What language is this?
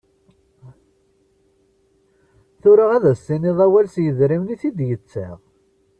Kabyle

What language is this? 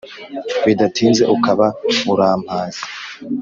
Kinyarwanda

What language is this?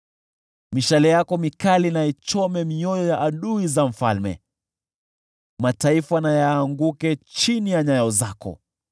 Swahili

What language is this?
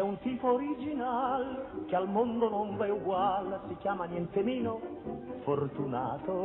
Italian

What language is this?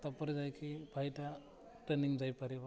Odia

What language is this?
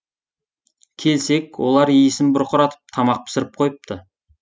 Kazakh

